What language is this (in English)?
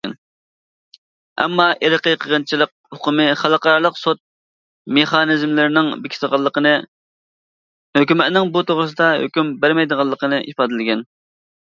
Uyghur